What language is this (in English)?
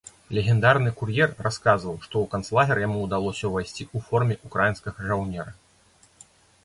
Belarusian